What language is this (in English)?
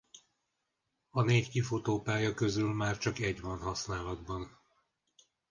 Hungarian